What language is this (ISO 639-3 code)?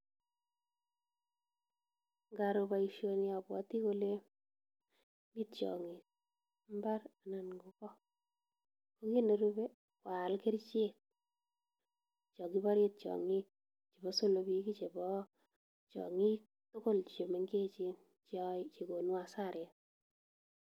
kln